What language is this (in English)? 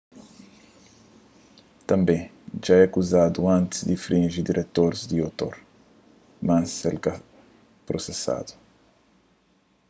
Kabuverdianu